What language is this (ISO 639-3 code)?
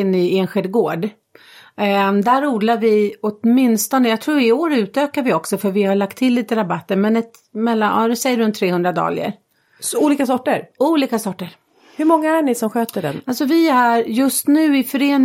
swe